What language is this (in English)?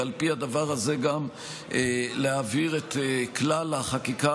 Hebrew